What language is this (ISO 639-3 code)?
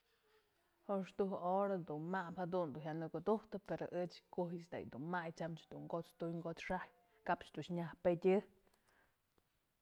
mzl